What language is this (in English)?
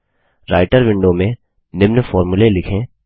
Hindi